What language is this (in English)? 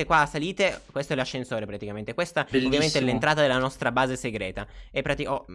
Italian